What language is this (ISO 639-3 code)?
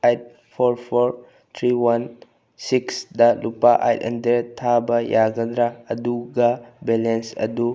mni